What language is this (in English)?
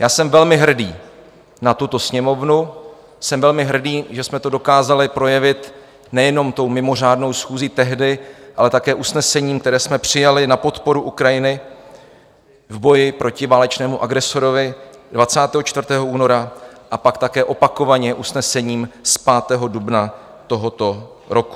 Czech